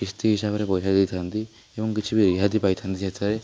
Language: Odia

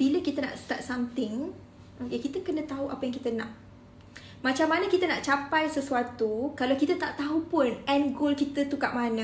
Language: Malay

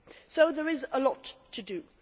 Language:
English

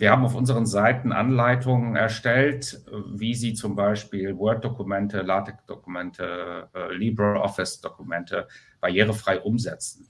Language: German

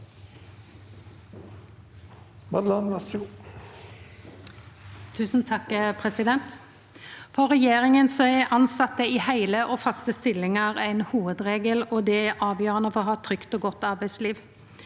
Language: Norwegian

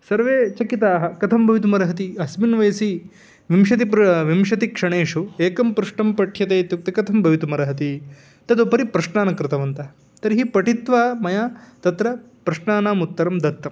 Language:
Sanskrit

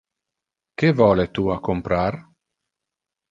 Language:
Interlingua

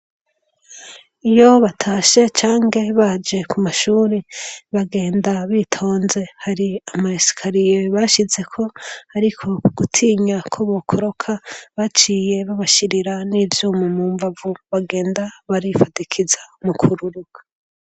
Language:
Rundi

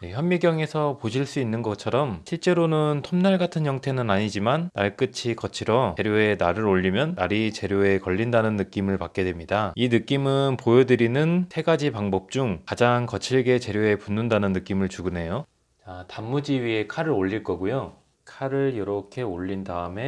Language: Korean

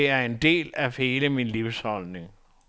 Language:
Danish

